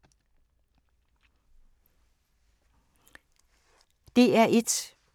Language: Danish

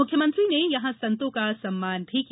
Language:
Hindi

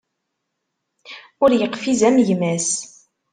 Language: Kabyle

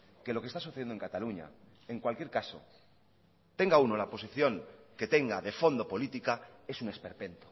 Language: Spanish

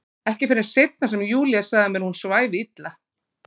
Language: Icelandic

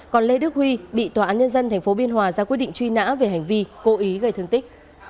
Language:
Vietnamese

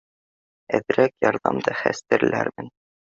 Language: Bashkir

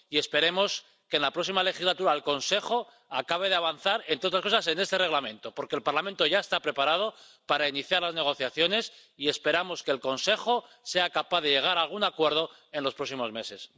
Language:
Spanish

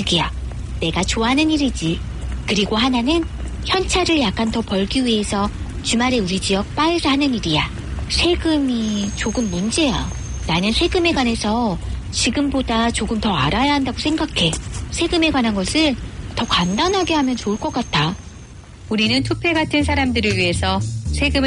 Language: Korean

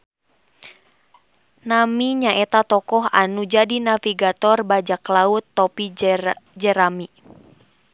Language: Sundanese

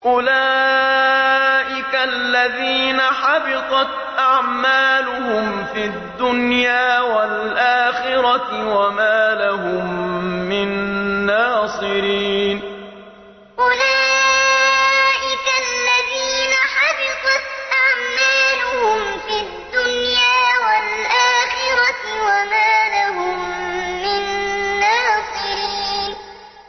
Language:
Arabic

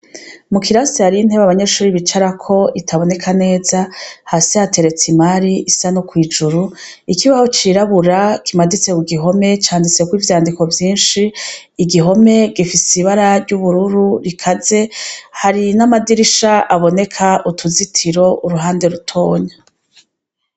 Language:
Rundi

